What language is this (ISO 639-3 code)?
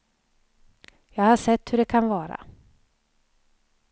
swe